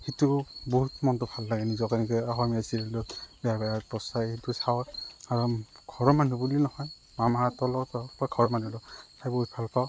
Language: Assamese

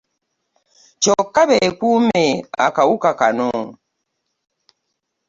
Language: Ganda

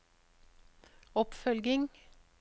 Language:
Norwegian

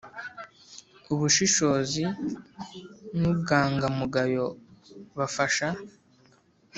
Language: Kinyarwanda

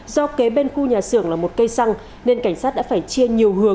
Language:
Vietnamese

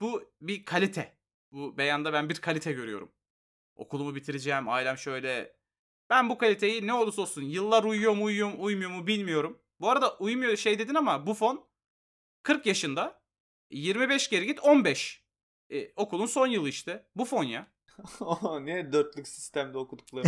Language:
Turkish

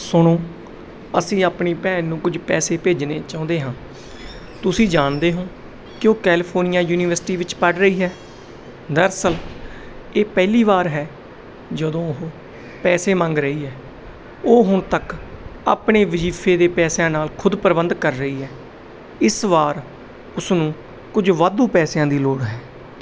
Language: Punjabi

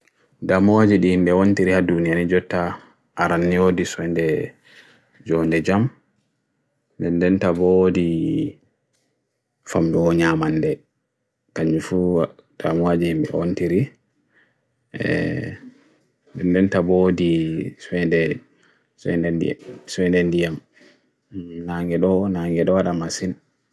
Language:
Bagirmi Fulfulde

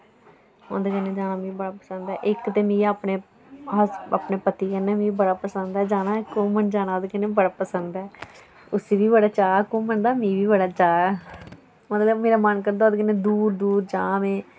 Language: Dogri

